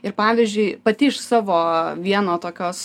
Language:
Lithuanian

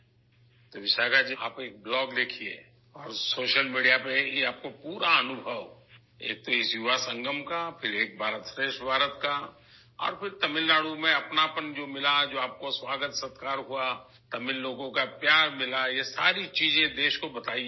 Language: Urdu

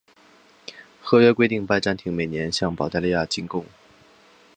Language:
Chinese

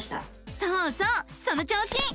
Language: Japanese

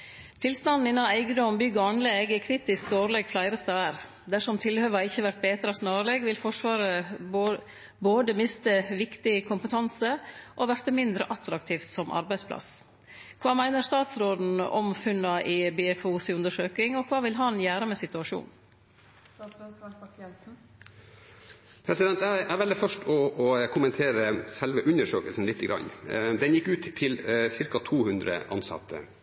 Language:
Norwegian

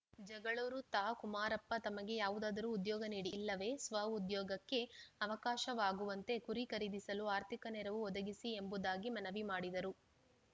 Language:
Kannada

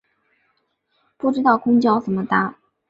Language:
Chinese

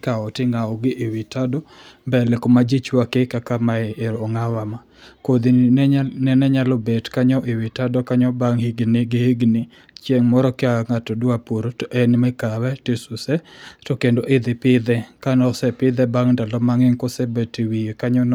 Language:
Luo (Kenya and Tanzania)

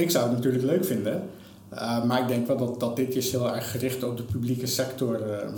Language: Dutch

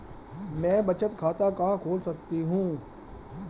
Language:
Hindi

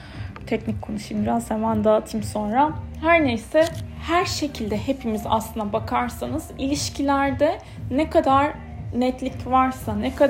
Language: Turkish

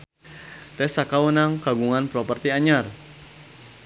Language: Sundanese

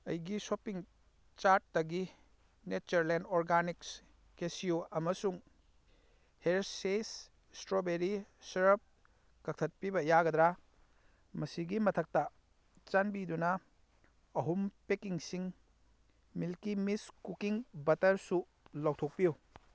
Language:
Manipuri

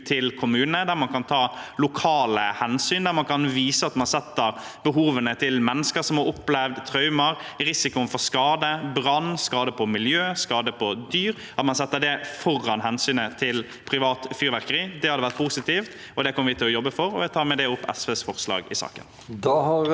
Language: Norwegian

